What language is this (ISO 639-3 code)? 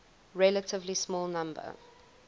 eng